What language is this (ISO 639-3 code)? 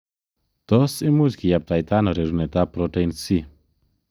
kln